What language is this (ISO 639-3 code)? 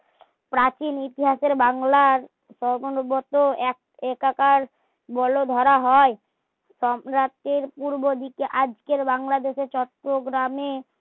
ben